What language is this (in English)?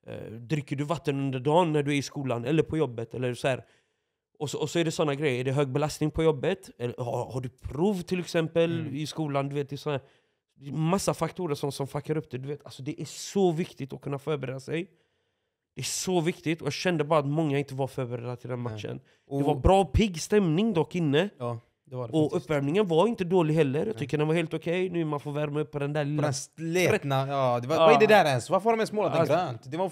Swedish